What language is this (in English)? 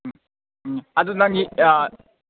Manipuri